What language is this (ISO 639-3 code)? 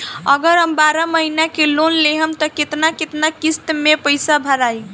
bho